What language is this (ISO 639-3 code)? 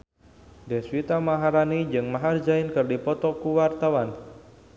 sun